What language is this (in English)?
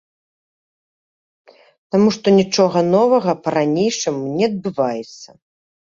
Belarusian